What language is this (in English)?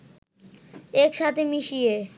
Bangla